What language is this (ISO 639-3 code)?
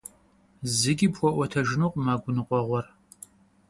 kbd